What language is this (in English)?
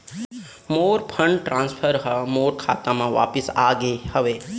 Chhattisgarhi